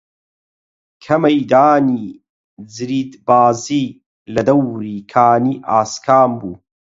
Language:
Central Kurdish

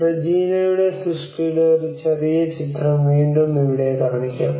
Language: Malayalam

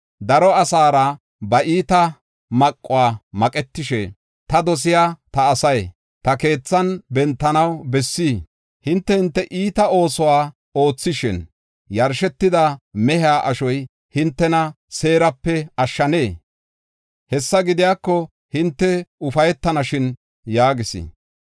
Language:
Gofa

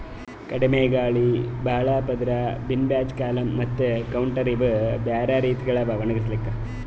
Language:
Kannada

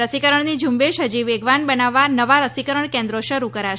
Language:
Gujarati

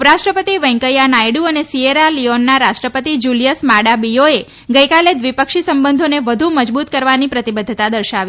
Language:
Gujarati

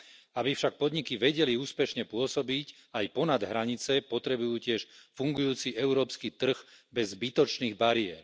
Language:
Slovak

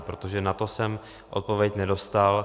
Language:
Czech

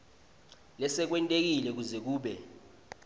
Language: Swati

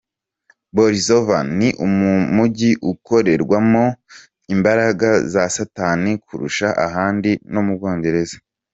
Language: Kinyarwanda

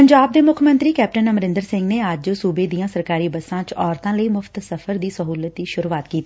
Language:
Punjabi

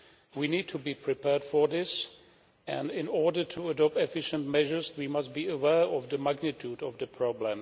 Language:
English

